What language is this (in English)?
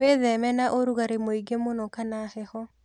Kikuyu